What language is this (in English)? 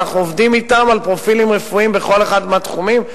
Hebrew